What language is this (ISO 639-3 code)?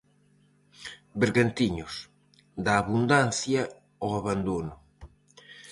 glg